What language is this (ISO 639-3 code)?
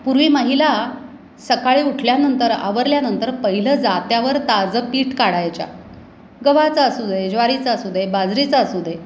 mar